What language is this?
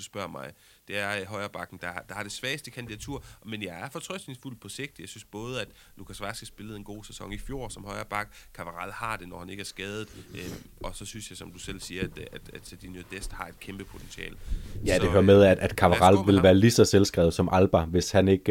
Danish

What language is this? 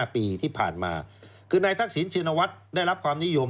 Thai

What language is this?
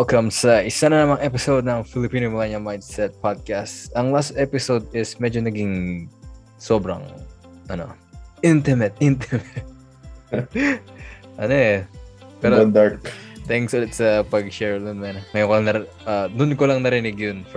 Filipino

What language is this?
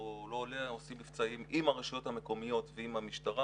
Hebrew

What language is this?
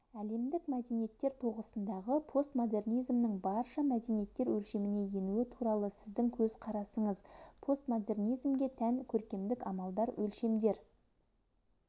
Kazakh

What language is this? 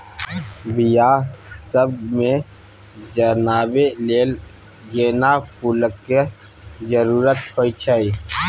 Maithili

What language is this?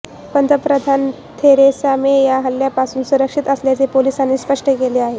Marathi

